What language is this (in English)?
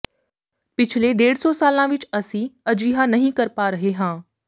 Punjabi